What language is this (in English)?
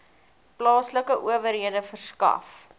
Afrikaans